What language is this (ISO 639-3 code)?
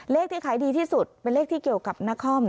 tha